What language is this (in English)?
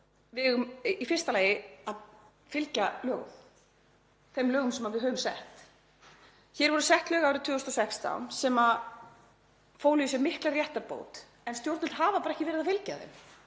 Icelandic